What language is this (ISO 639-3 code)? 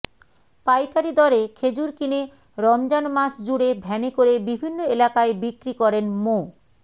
ben